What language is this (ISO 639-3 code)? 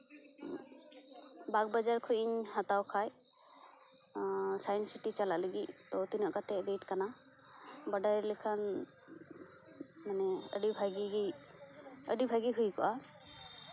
sat